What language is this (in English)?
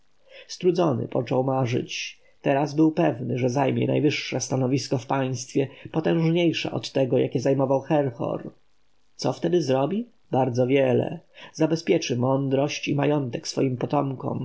Polish